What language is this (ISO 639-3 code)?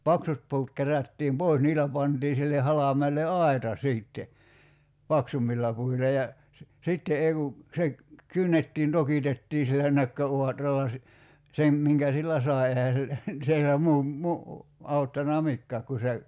fin